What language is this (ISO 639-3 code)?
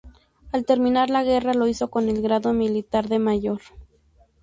spa